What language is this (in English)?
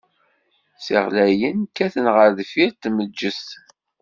Kabyle